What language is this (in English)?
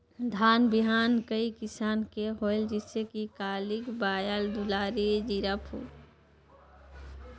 Chhattisgarhi